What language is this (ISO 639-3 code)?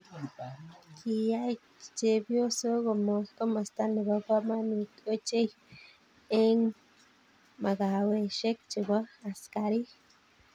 kln